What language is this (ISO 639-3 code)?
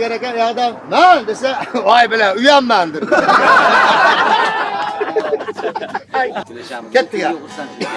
tur